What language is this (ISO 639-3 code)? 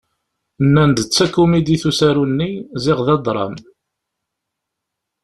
kab